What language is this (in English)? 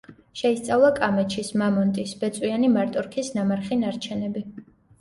Georgian